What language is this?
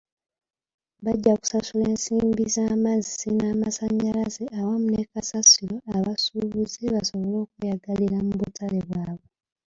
Ganda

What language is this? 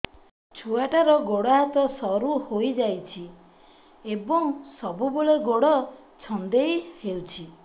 Odia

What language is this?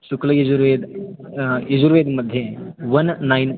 Sanskrit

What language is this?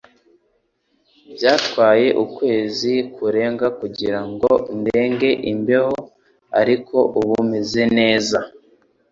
Kinyarwanda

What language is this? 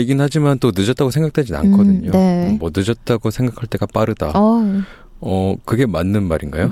Korean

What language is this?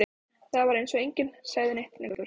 Icelandic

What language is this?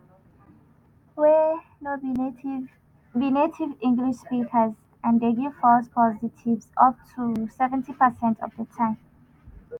Nigerian Pidgin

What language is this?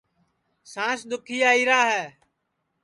Sansi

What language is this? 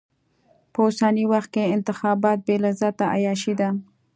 Pashto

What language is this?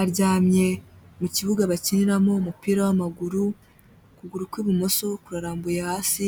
Kinyarwanda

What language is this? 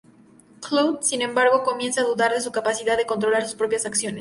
Spanish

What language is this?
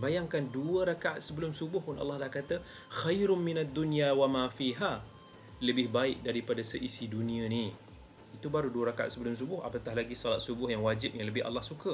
Malay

